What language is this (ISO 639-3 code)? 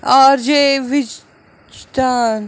kas